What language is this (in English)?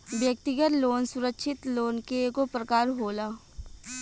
Bhojpuri